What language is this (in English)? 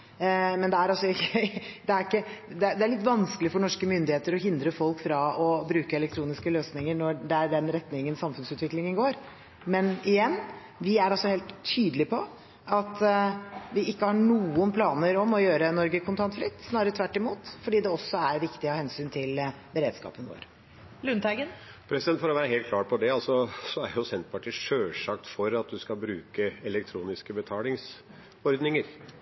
Norwegian Bokmål